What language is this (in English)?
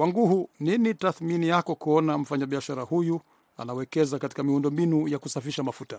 Swahili